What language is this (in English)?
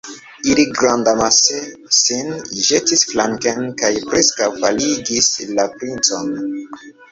Esperanto